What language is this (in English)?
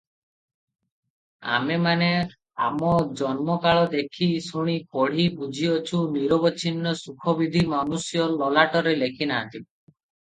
Odia